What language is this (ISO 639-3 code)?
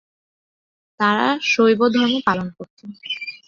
ben